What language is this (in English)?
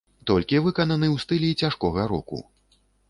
Belarusian